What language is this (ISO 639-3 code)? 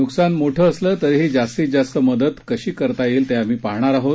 mar